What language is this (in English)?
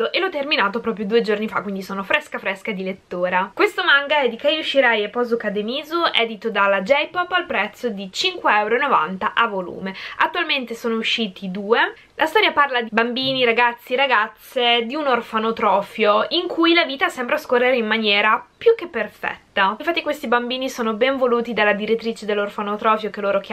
Italian